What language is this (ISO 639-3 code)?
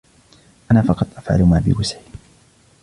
ara